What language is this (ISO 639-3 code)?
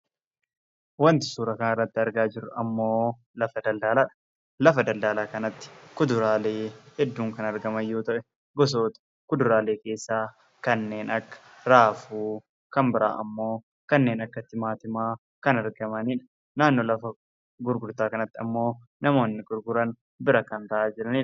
orm